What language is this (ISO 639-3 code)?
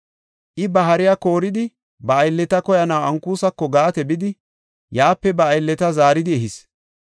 gof